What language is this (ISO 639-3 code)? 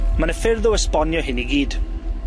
cym